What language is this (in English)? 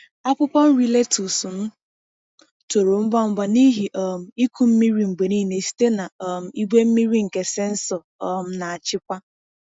Igbo